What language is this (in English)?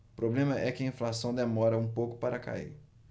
Portuguese